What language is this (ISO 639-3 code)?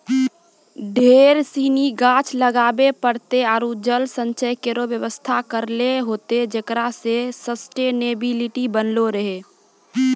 mai